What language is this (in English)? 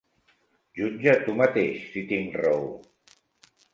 Catalan